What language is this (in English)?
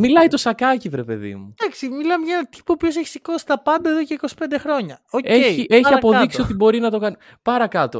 Greek